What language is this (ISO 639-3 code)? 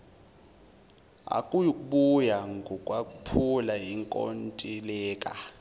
zul